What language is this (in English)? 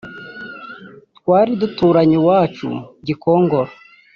Kinyarwanda